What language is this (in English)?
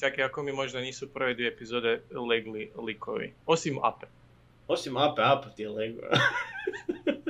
Croatian